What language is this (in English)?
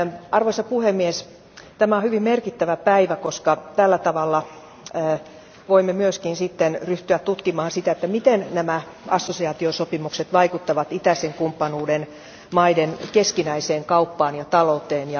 Finnish